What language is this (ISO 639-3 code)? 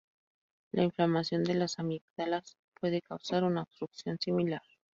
spa